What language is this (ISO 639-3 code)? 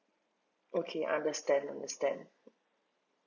eng